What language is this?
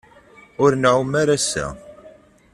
Kabyle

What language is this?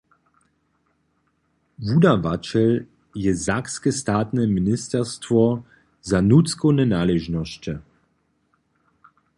Upper Sorbian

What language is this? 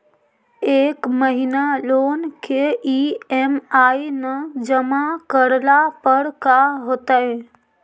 Magahi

